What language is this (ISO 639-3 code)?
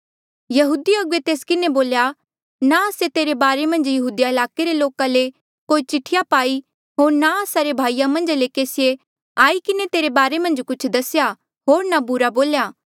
mjl